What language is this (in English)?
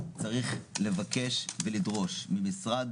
Hebrew